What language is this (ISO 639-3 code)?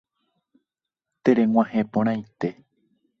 grn